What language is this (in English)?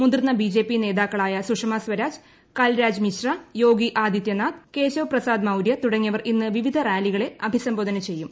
Malayalam